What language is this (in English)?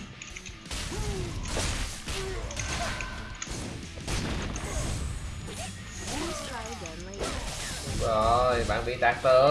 Vietnamese